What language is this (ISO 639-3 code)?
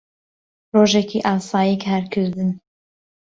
ckb